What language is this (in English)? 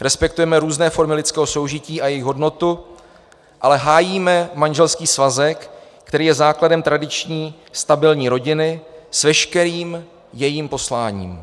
Czech